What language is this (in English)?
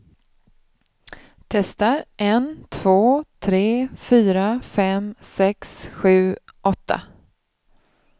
Swedish